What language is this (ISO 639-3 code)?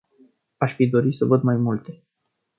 ron